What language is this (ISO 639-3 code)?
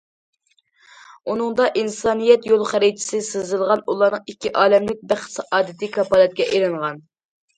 uig